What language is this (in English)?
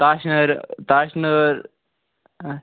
Kashmiri